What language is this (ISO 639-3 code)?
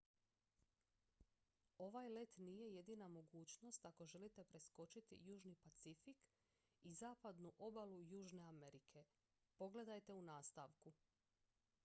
hrv